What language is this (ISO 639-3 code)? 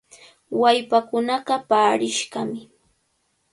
qvl